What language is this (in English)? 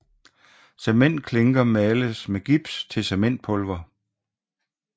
Danish